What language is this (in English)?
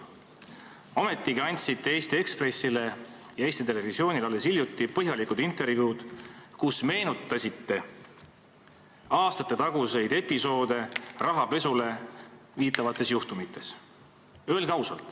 Estonian